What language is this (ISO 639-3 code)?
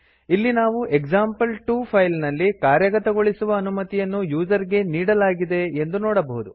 kan